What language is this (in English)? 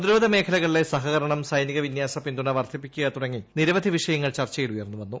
Malayalam